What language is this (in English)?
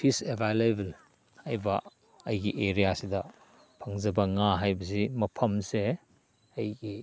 Manipuri